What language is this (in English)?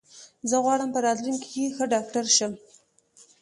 Pashto